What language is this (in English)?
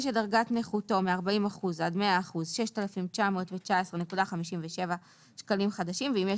Hebrew